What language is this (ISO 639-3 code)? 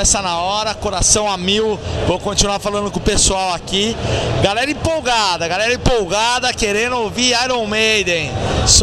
por